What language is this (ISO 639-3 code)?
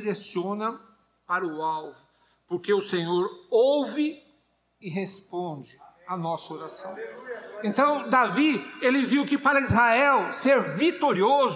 por